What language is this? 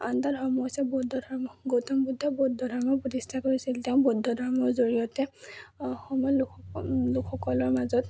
Assamese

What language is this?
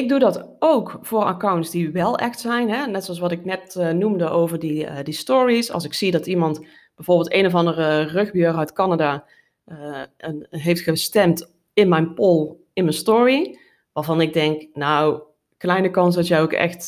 Dutch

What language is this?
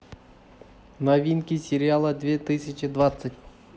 Russian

